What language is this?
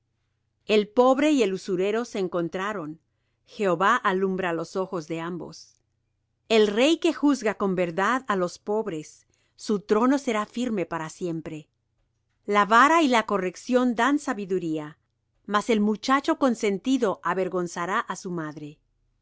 Spanish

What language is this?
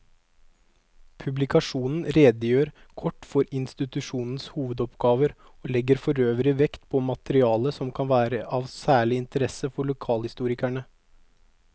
Norwegian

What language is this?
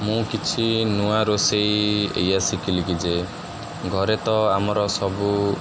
Odia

